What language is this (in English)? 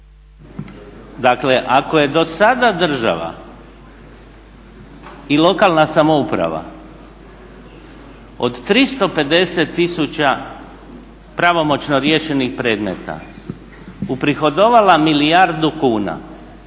Croatian